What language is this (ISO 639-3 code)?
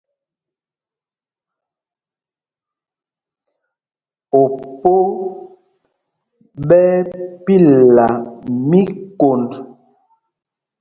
mgg